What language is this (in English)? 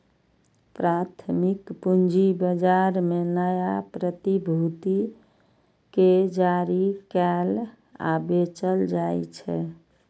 Maithili